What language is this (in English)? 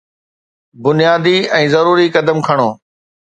Sindhi